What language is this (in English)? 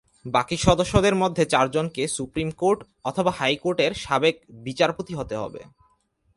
Bangla